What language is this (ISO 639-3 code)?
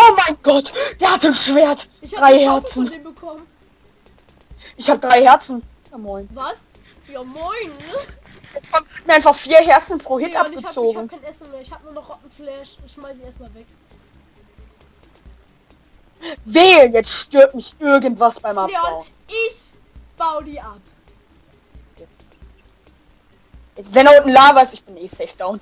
deu